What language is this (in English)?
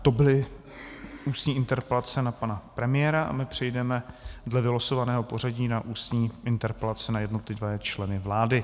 Czech